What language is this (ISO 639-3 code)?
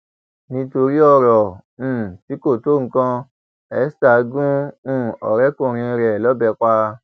yor